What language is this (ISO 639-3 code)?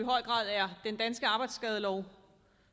dan